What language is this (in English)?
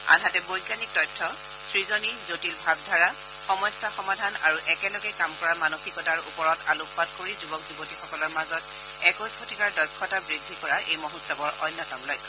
Assamese